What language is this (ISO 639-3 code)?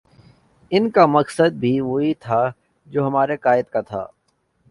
urd